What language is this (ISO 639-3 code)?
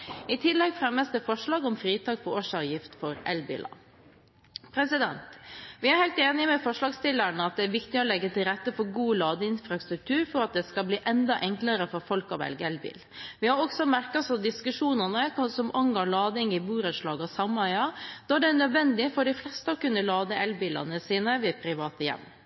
nob